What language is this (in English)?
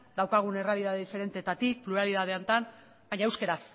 Basque